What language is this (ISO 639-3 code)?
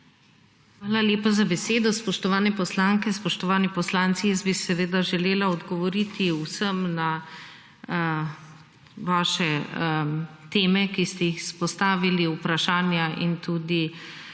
slv